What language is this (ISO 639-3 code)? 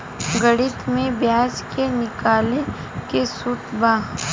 bho